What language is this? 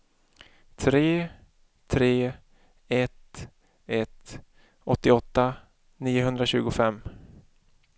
Swedish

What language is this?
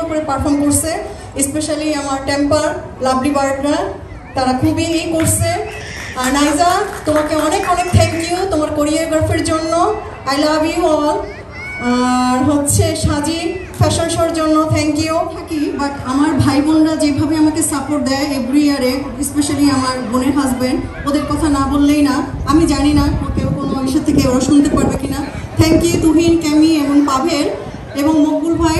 Bangla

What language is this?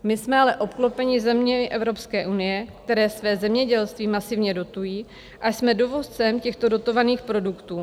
Czech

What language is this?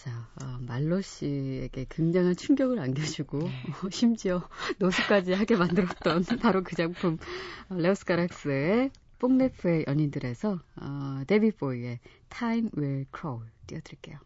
Korean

